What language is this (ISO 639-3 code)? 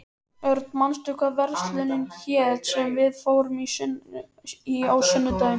isl